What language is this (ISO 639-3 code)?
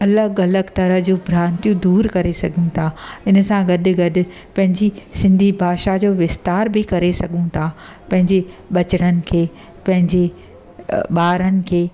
snd